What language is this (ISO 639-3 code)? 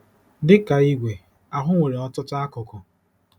ibo